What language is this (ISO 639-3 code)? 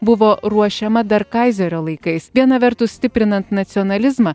lit